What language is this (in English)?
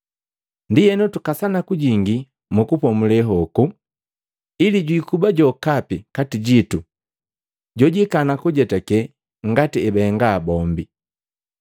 Matengo